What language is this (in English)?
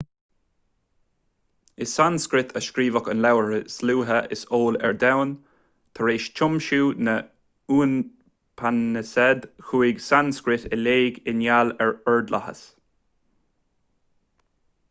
Irish